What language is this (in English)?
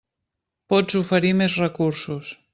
Catalan